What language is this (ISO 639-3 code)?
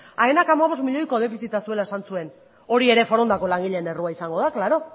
eus